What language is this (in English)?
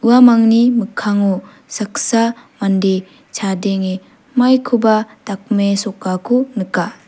Garo